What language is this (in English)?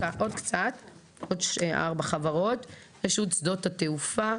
Hebrew